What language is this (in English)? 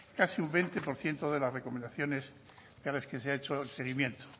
Spanish